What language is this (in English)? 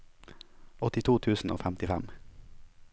Norwegian